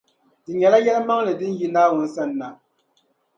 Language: Dagbani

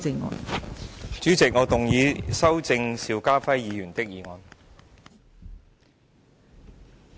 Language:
Cantonese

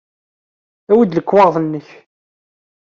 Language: Kabyle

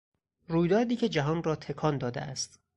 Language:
Persian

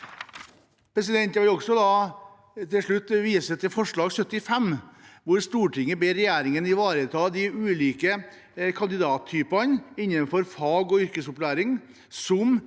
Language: Norwegian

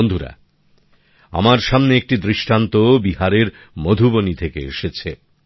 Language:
Bangla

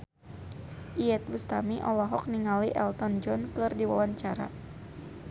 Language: Sundanese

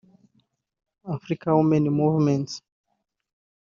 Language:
Kinyarwanda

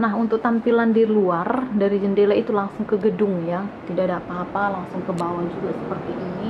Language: Indonesian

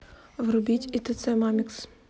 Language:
Russian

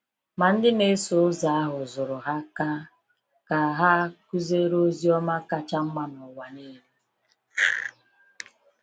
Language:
Igbo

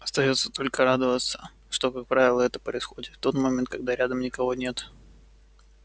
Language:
Russian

